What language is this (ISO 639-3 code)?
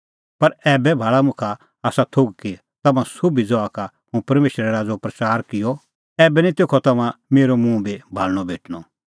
kfx